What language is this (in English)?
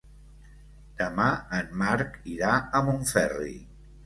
Catalan